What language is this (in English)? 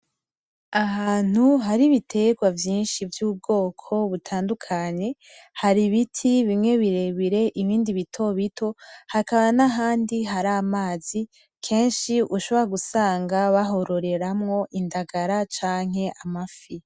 Rundi